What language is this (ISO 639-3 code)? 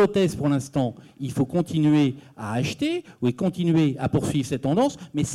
fra